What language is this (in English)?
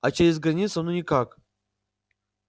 Russian